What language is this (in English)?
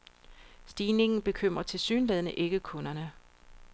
Danish